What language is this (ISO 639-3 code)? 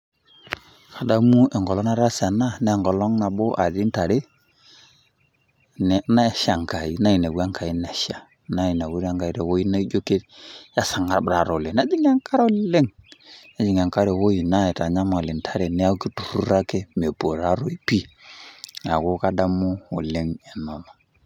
mas